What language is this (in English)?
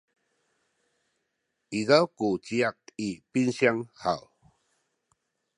Sakizaya